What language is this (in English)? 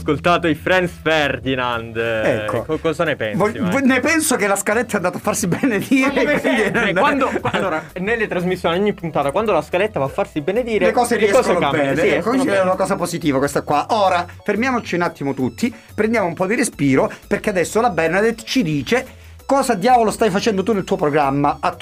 Italian